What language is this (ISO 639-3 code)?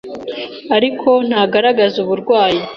kin